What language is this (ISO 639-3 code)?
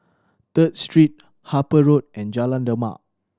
eng